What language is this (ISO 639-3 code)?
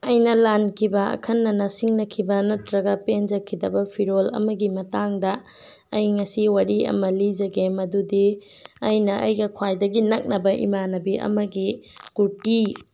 mni